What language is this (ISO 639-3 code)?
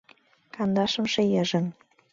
chm